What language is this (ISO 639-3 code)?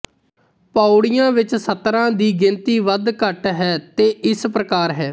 pan